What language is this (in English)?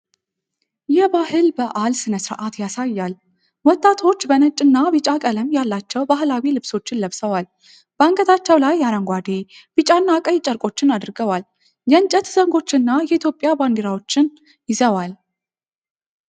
Amharic